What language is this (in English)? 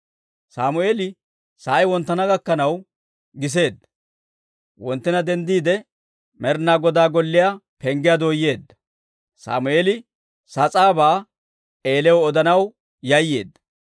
Dawro